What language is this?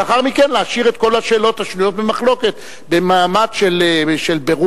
Hebrew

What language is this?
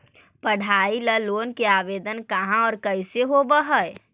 Magahi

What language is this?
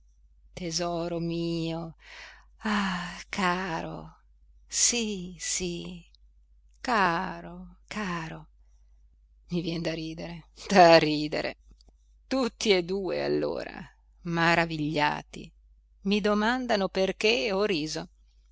Italian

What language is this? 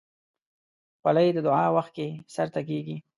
Pashto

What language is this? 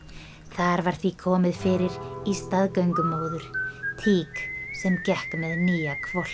Icelandic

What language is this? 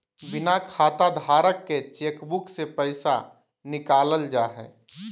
Magahi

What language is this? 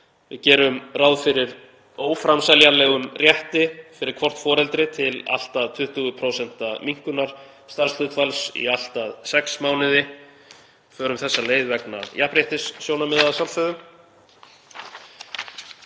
Icelandic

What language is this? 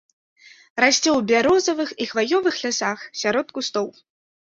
Belarusian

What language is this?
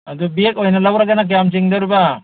Manipuri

